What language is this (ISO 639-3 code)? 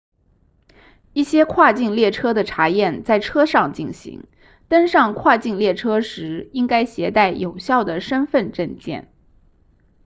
zho